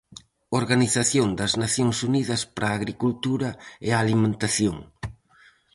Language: Galician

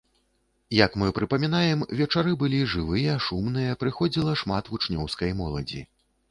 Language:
Belarusian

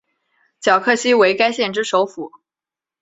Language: Chinese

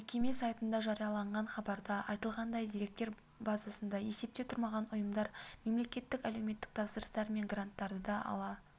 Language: Kazakh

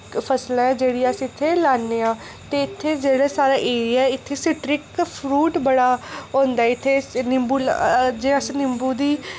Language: Dogri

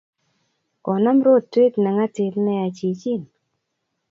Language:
Kalenjin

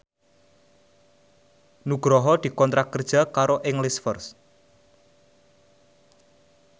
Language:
Javanese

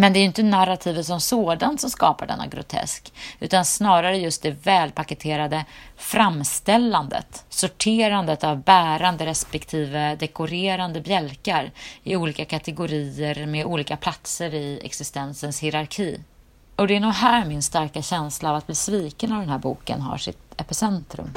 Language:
Swedish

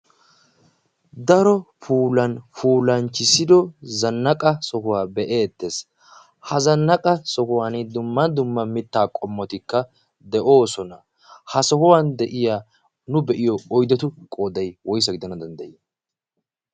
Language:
Wolaytta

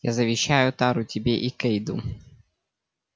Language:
Russian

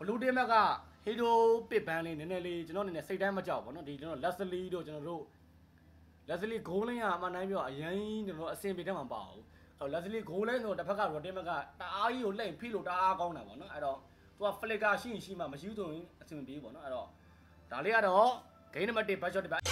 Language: Thai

